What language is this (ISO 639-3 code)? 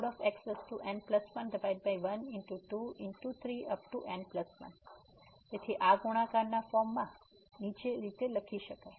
guj